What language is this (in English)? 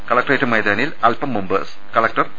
Malayalam